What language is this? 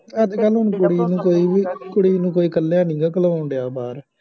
Punjabi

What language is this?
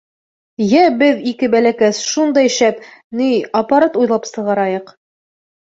Bashkir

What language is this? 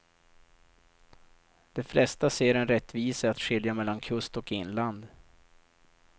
Swedish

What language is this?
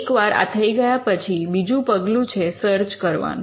Gujarati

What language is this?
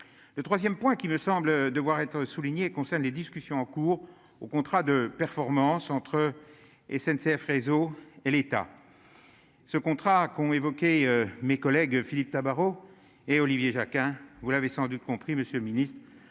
French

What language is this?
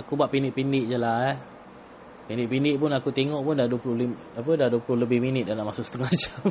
Malay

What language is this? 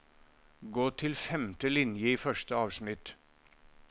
Norwegian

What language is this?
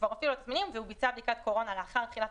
Hebrew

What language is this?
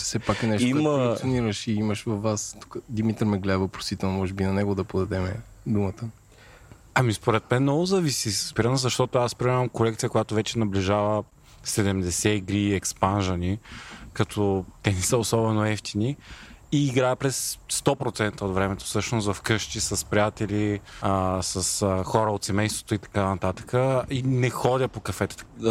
Bulgarian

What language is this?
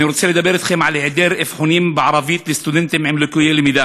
Hebrew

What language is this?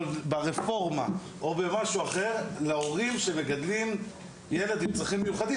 Hebrew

